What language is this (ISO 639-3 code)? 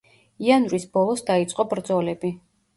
kat